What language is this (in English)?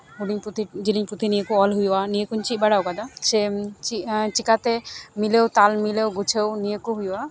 Santali